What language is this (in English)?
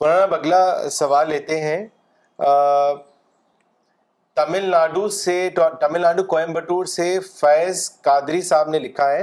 Urdu